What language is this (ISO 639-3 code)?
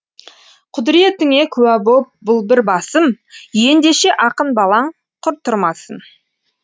kaz